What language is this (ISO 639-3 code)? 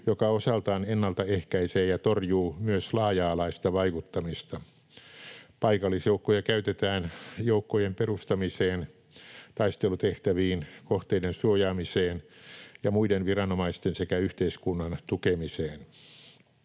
fin